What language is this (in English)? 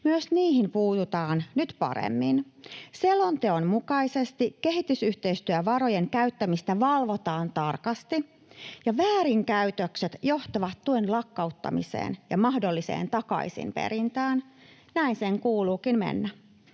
Finnish